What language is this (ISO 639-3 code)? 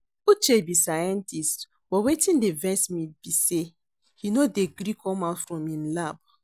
pcm